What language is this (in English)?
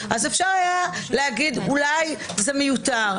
Hebrew